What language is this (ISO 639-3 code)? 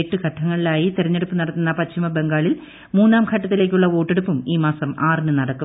mal